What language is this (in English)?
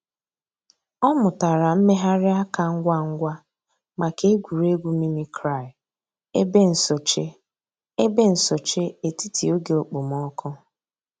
Igbo